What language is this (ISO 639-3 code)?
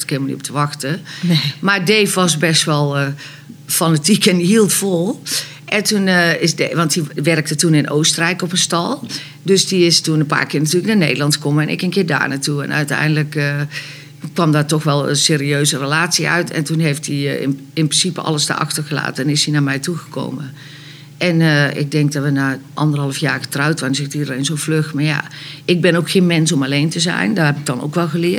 nld